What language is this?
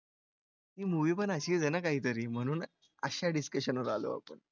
Marathi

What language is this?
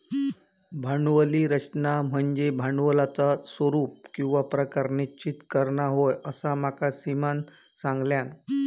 Marathi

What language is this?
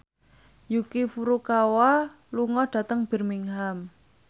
Javanese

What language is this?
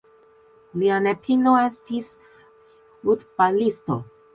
Esperanto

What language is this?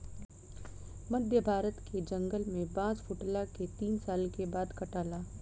Bhojpuri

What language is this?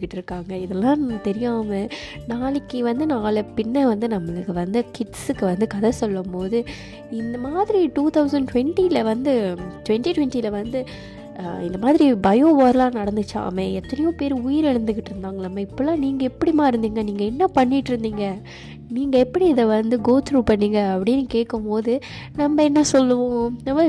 Tamil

